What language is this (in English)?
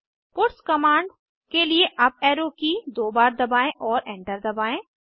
Hindi